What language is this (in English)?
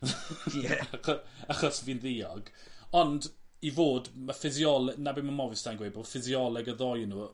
Welsh